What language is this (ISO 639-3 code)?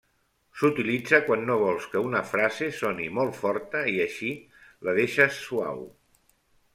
cat